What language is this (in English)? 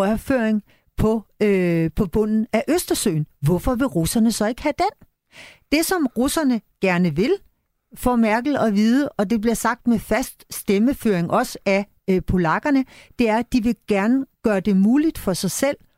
Danish